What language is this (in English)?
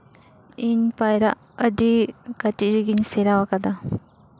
Santali